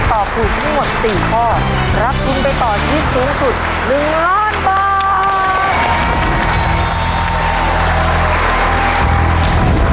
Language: Thai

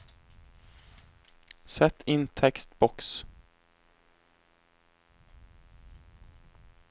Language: Norwegian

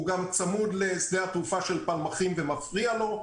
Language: Hebrew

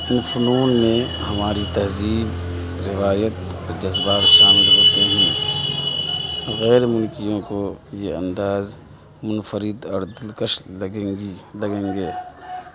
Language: Urdu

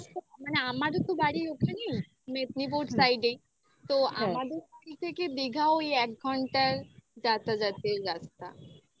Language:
Bangla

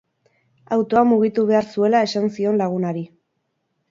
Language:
Basque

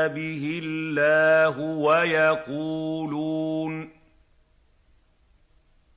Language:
Arabic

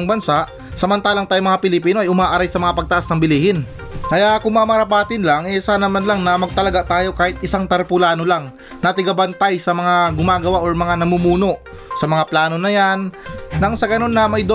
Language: Filipino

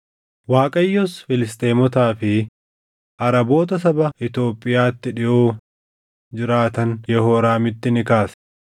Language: Oromo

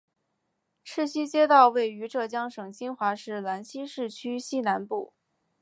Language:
Chinese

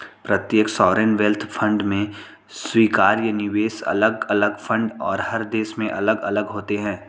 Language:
Hindi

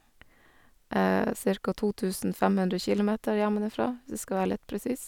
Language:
Norwegian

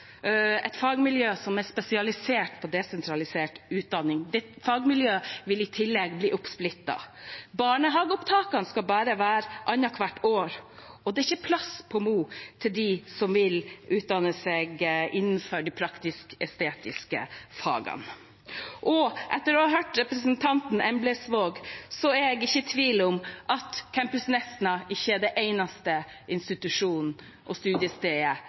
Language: Norwegian Bokmål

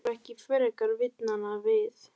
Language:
Icelandic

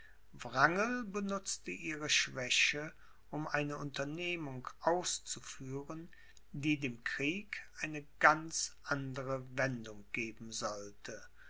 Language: German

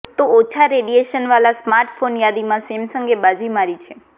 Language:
Gujarati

